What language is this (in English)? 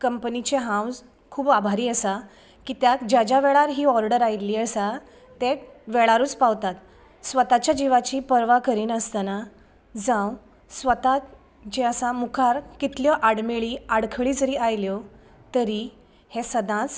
Konkani